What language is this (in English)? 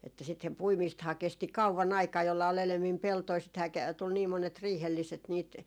Finnish